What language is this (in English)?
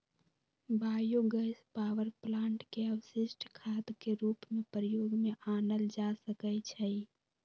Magahi